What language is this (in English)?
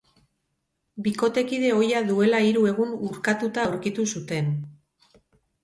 Basque